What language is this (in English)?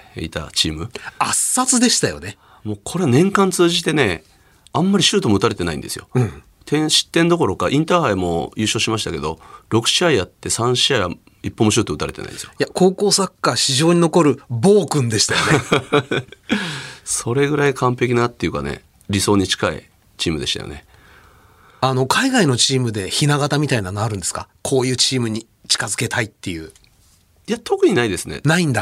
Japanese